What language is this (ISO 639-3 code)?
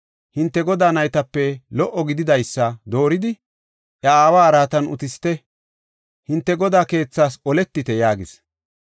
gof